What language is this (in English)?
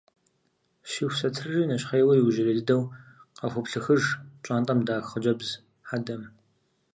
Kabardian